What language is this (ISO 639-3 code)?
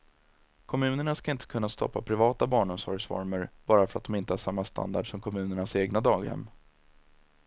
swe